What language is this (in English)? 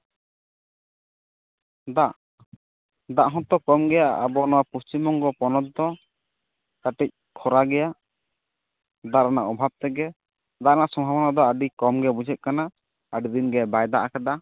Santali